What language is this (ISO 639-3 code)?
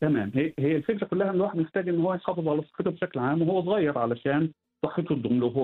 ara